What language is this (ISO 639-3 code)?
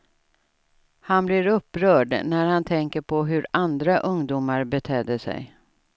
swe